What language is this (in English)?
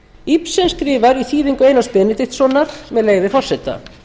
Icelandic